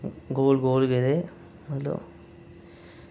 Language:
Dogri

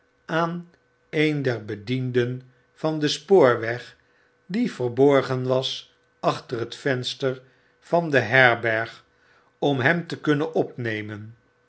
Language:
Dutch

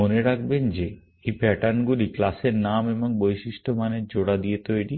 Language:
Bangla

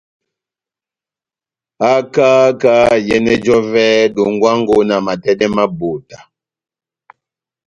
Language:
Batanga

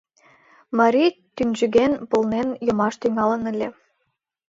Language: Mari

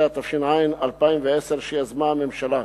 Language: Hebrew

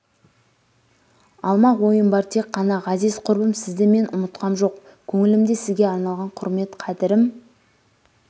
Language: Kazakh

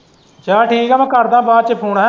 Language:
Punjabi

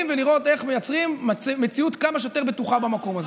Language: Hebrew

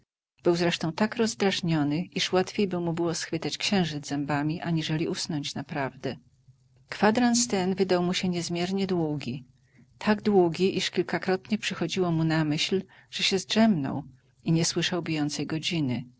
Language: Polish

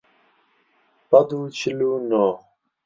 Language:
Central Kurdish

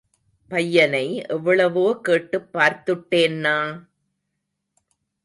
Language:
Tamil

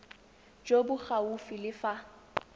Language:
Tswana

